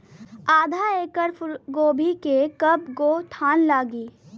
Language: Bhojpuri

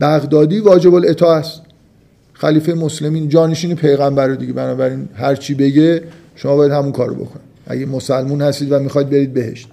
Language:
Persian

